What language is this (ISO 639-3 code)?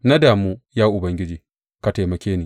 hau